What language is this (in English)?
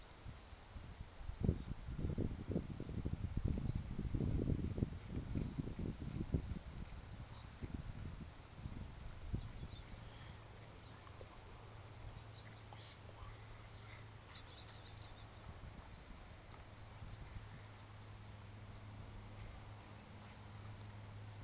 Swati